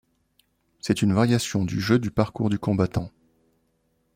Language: French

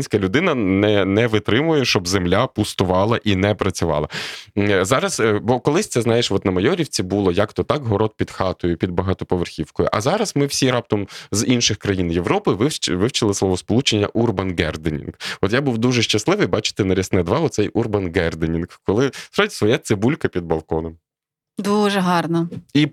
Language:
Ukrainian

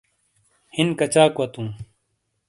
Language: Shina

